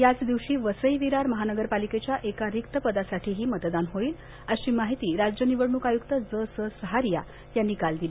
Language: Marathi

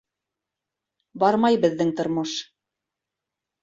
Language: Bashkir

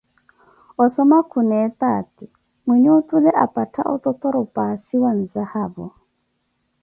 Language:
Koti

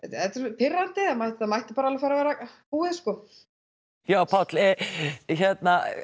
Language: Icelandic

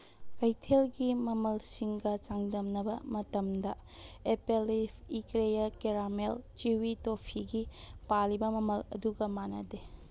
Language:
Manipuri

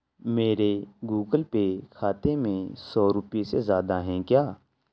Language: Urdu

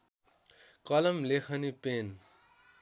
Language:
Nepali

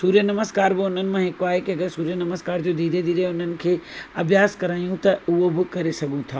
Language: Sindhi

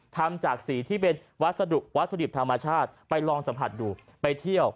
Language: Thai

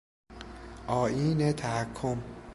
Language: Persian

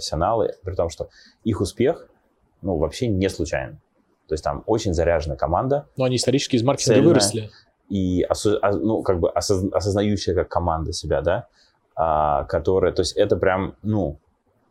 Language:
Russian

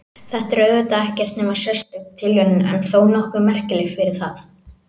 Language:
Icelandic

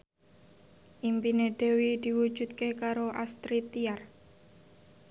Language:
Javanese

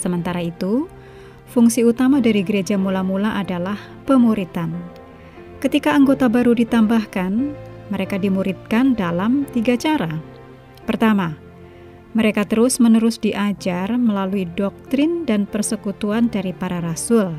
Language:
Indonesian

